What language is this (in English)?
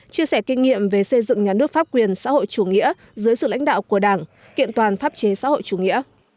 Vietnamese